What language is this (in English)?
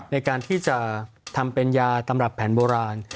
Thai